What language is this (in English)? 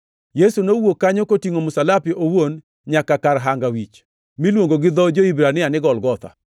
Luo (Kenya and Tanzania)